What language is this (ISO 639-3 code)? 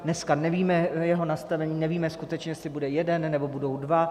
ces